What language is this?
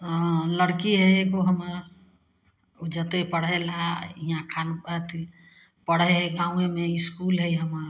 Maithili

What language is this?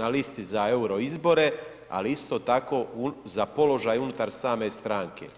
Croatian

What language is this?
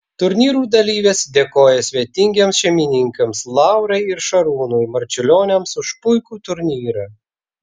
Lithuanian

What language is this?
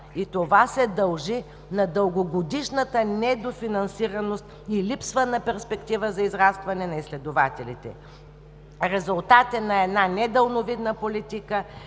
Bulgarian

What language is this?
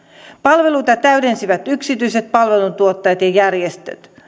Finnish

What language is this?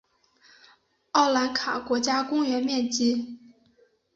Chinese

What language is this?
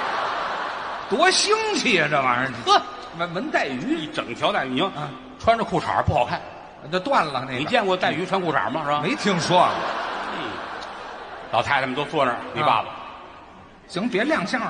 Chinese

